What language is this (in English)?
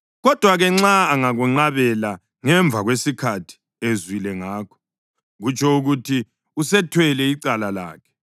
North Ndebele